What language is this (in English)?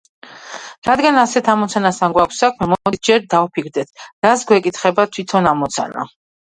Georgian